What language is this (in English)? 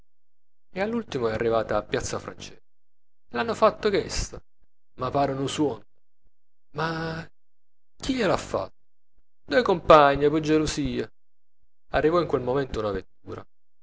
Italian